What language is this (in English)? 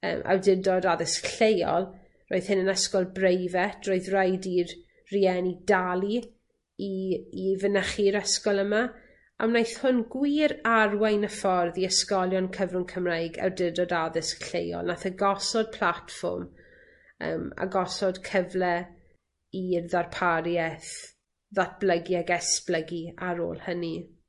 Welsh